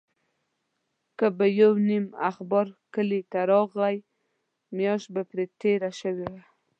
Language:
Pashto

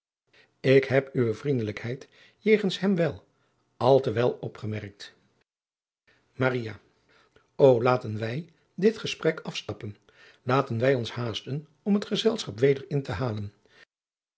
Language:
Dutch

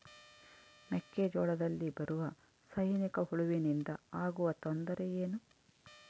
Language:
Kannada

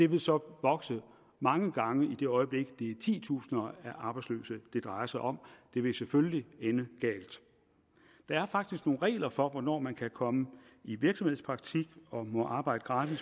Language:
Danish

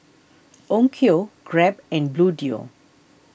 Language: English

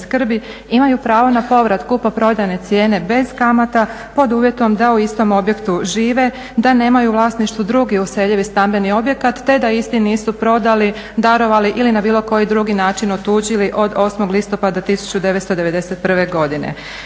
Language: Croatian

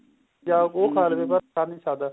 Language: Punjabi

